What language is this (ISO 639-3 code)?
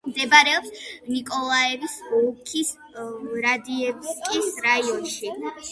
kat